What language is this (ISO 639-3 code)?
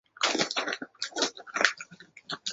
zho